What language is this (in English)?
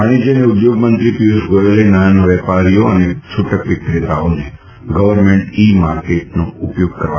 Gujarati